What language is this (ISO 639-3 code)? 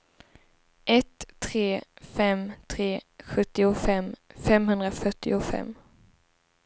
swe